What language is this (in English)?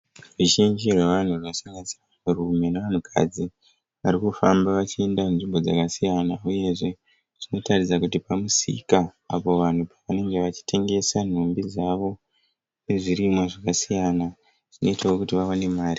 Shona